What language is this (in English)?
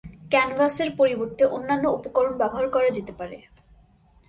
Bangla